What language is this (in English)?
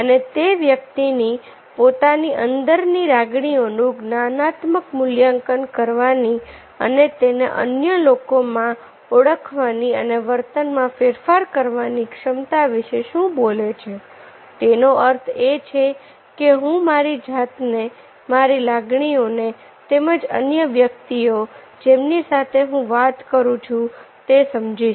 Gujarati